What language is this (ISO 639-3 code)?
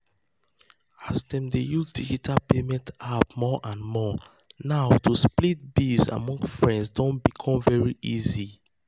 pcm